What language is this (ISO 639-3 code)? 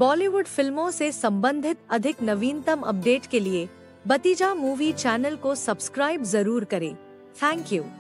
hin